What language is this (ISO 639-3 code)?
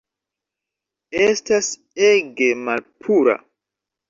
epo